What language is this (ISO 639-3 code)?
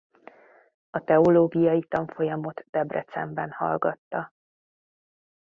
hun